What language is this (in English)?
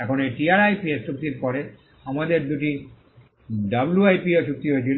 Bangla